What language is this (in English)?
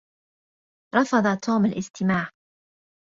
Arabic